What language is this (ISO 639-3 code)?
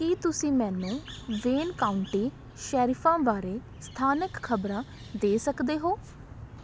pan